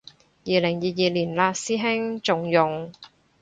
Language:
Cantonese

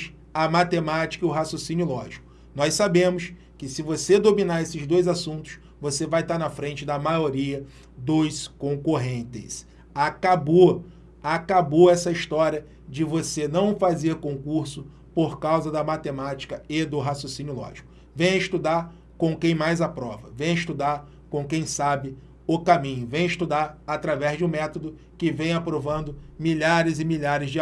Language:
Portuguese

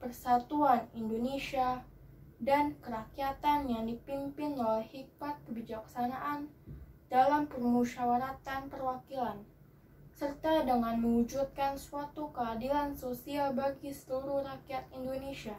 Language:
Indonesian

